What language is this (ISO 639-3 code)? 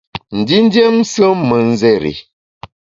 bax